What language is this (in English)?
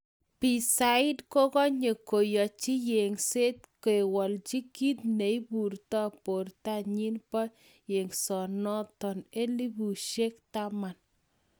Kalenjin